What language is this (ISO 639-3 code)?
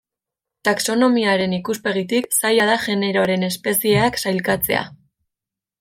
eus